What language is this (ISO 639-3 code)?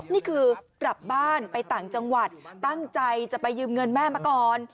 tha